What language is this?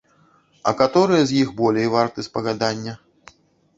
Belarusian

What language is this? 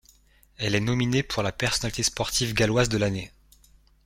French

